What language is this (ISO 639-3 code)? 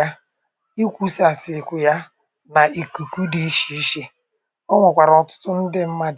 ibo